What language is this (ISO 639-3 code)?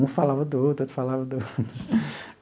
por